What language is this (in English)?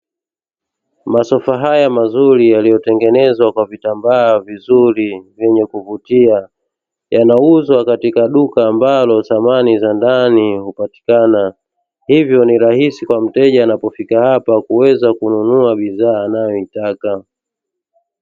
Swahili